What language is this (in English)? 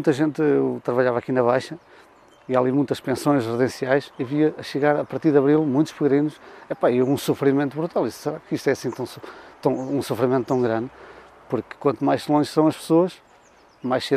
Portuguese